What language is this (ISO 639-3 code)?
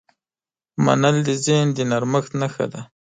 pus